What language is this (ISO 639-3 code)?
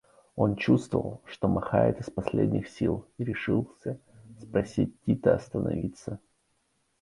rus